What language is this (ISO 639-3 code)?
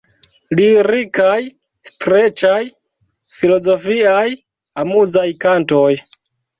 epo